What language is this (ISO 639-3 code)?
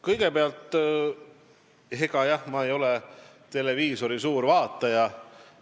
est